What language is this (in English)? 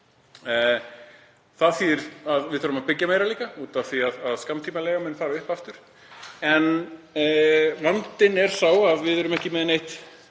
Icelandic